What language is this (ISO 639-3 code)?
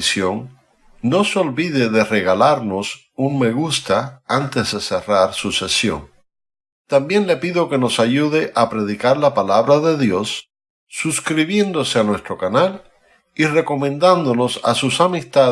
spa